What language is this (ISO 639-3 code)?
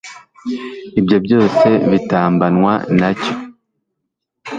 kin